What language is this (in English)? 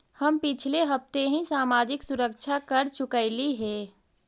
Magahi